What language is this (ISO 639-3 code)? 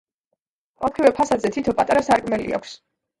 kat